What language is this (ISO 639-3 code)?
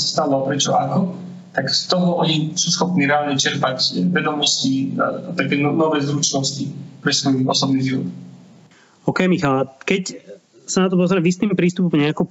slk